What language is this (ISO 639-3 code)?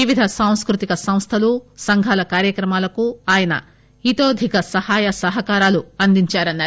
tel